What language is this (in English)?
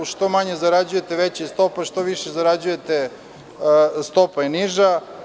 Serbian